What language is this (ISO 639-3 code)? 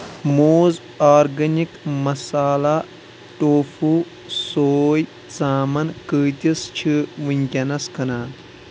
kas